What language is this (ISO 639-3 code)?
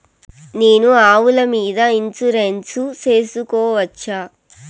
tel